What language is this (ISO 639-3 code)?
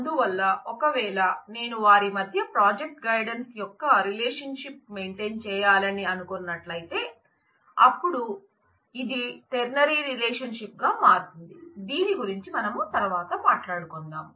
tel